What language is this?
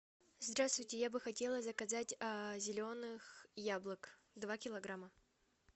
Russian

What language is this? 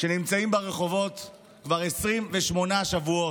Hebrew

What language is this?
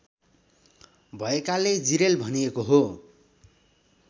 Nepali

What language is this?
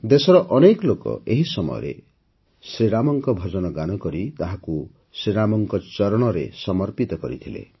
Odia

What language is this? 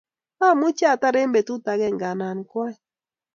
Kalenjin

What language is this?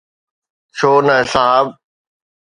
Sindhi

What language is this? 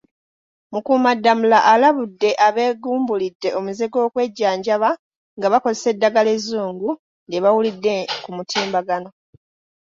Ganda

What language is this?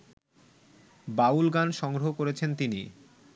Bangla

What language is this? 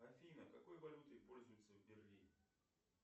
Russian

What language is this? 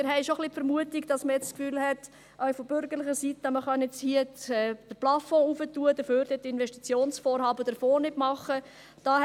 Swiss German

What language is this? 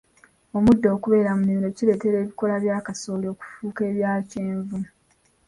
Ganda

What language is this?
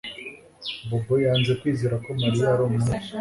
Kinyarwanda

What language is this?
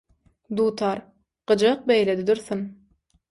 Turkmen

